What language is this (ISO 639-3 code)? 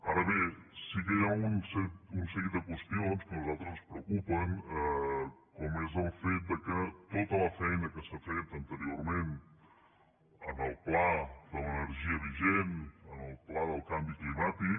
cat